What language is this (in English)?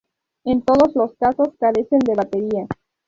Spanish